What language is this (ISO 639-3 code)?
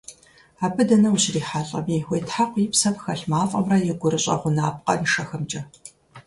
kbd